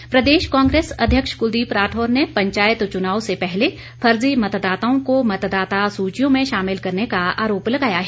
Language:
Hindi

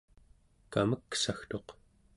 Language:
Central Yupik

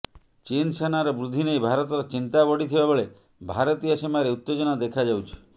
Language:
Odia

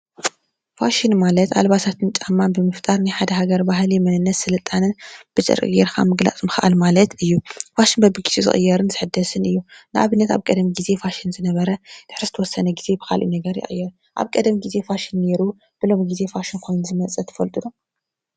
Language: Tigrinya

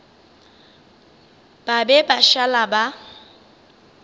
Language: Northern Sotho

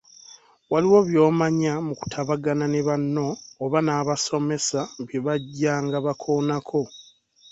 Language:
Ganda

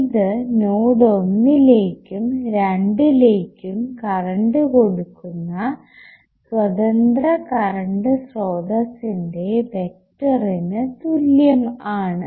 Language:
Malayalam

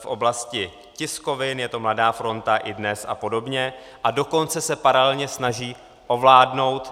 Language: Czech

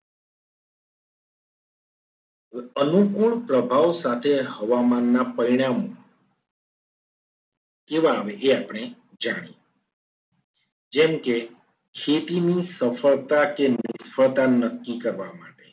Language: Gujarati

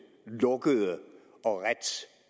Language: Danish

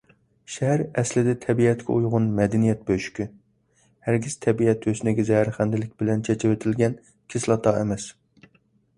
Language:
Uyghur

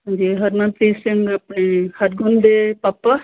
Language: Punjabi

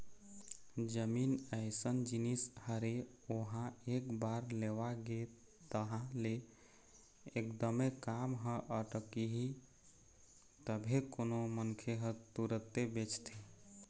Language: Chhattisgarhi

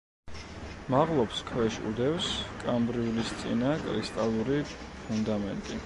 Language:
Georgian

